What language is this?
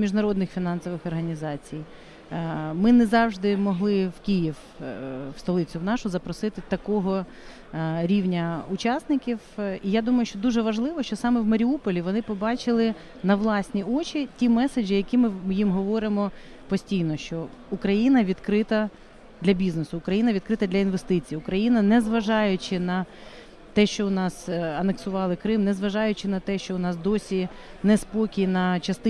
Ukrainian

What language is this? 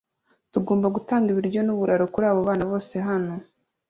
Kinyarwanda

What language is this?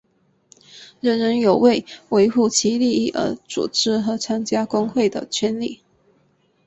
Chinese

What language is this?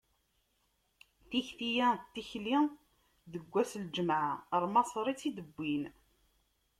Kabyle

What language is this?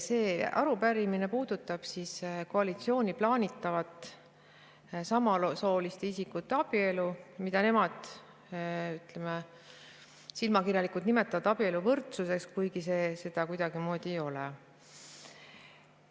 Estonian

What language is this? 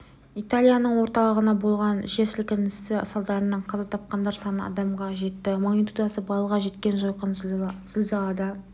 Kazakh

